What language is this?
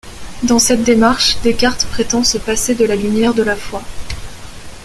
French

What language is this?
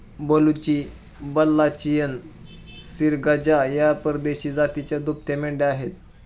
Marathi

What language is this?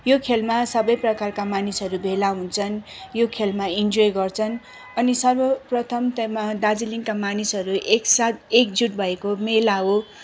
Nepali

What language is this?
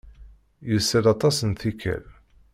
Kabyle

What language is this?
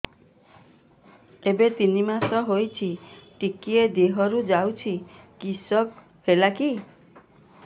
Odia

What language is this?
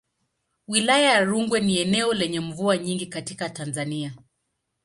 Swahili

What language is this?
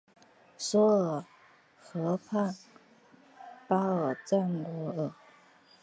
Chinese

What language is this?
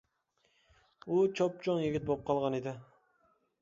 Uyghur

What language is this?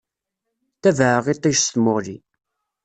Kabyle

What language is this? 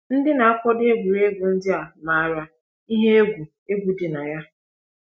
Igbo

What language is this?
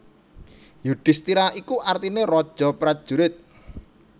Javanese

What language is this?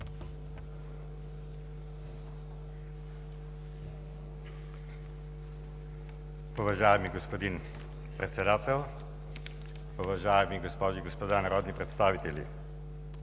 Bulgarian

